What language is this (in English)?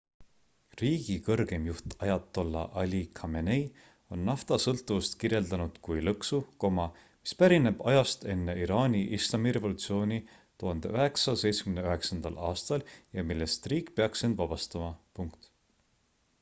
Estonian